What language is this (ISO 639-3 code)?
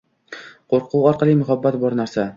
uzb